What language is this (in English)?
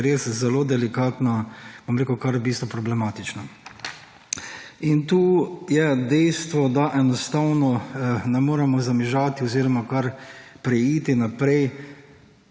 Slovenian